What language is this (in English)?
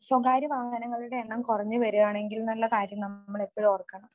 Malayalam